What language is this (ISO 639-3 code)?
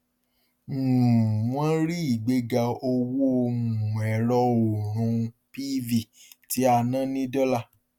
yor